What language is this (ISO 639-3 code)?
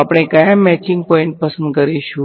guj